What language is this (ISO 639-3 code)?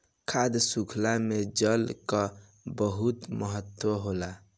bho